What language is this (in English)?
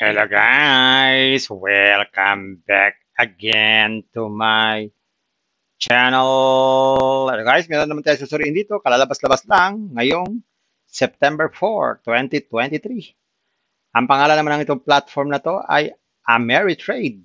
Filipino